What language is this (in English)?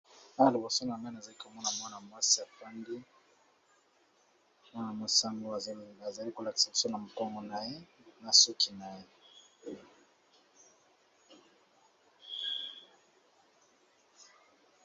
Lingala